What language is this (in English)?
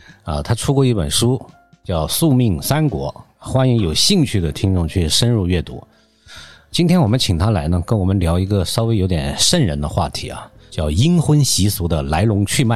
Chinese